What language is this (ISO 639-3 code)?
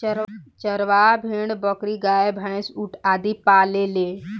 bho